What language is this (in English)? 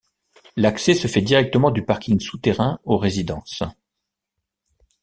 French